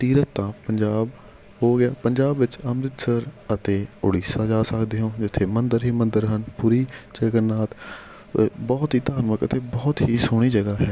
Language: Punjabi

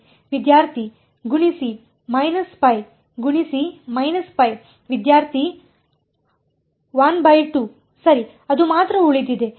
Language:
Kannada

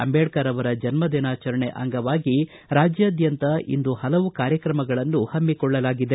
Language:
Kannada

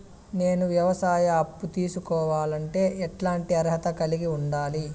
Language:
Telugu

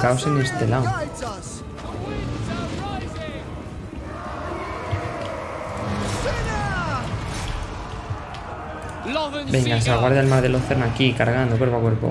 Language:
Spanish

